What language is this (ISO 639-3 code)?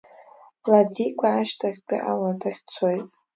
abk